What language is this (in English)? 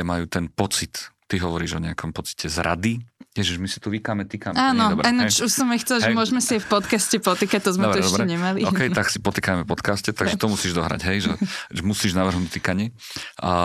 Slovak